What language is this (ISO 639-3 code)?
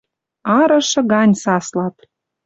mrj